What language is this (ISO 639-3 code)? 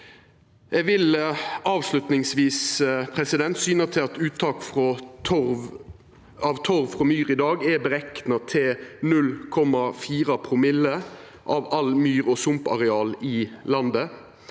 nor